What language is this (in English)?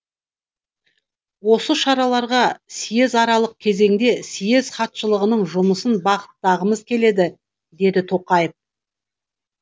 Kazakh